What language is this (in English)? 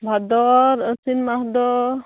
Santali